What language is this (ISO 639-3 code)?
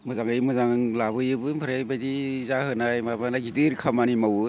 brx